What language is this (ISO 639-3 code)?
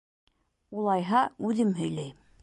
bak